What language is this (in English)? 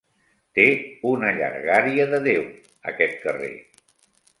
Catalan